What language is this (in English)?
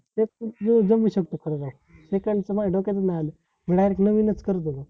Marathi